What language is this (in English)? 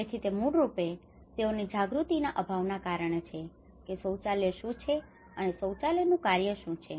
Gujarati